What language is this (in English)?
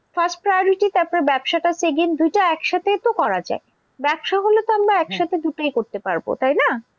Bangla